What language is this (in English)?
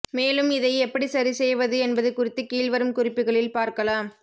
Tamil